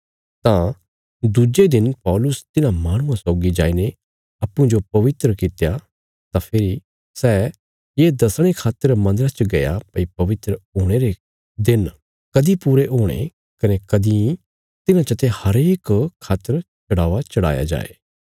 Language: Bilaspuri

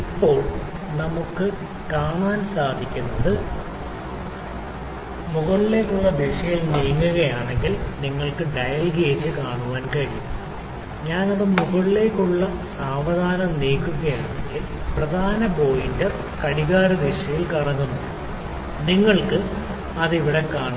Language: Malayalam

